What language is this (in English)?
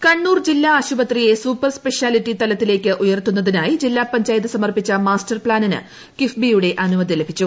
Malayalam